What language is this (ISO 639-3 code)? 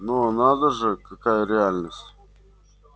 rus